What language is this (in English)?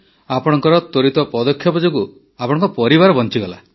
Odia